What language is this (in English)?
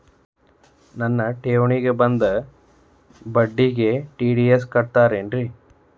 Kannada